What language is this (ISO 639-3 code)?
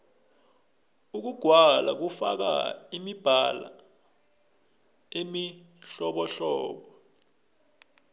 nbl